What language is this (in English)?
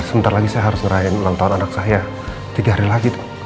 Indonesian